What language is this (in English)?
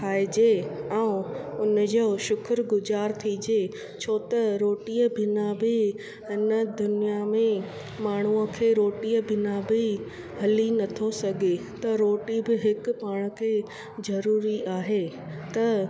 Sindhi